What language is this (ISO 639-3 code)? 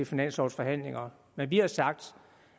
dan